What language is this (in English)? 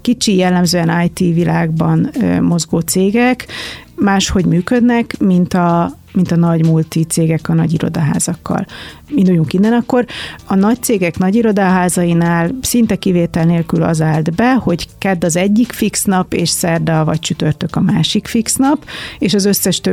Hungarian